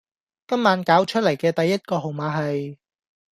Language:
Cantonese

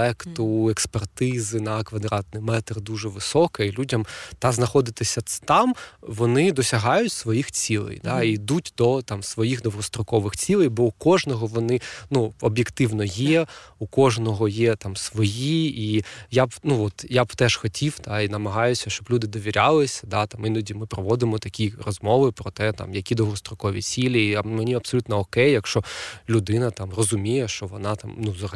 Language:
Ukrainian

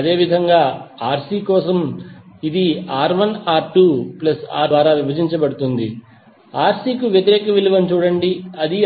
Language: Telugu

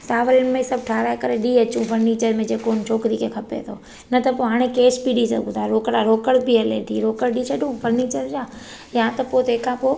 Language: Sindhi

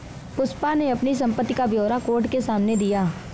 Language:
Hindi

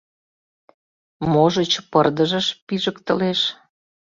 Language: Mari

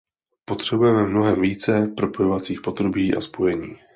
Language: Czech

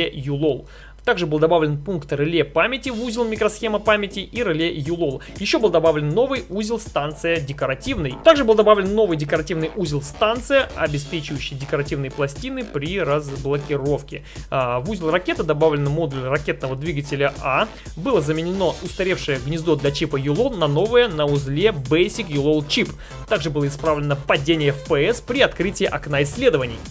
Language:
Russian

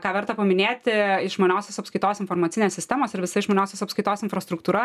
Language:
Lithuanian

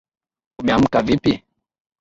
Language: Swahili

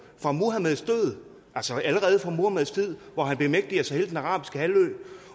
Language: Danish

